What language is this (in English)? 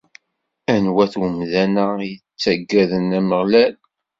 Kabyle